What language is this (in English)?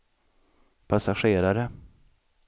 Swedish